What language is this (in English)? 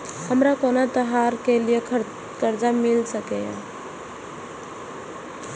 Maithili